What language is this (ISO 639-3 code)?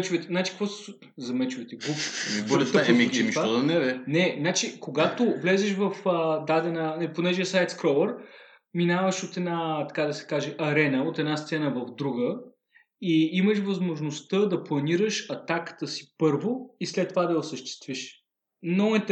bul